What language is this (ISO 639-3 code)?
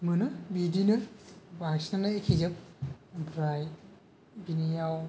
brx